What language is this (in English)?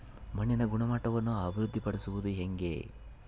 Kannada